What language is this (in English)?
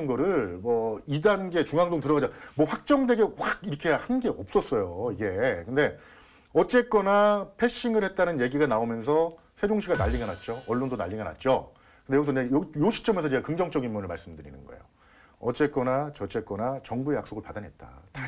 Korean